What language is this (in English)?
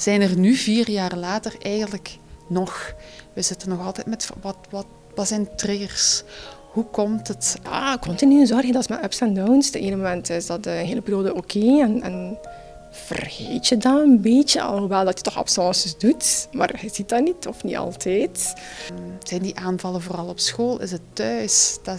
Dutch